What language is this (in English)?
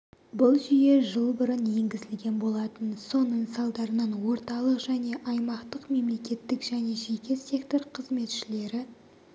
Kazakh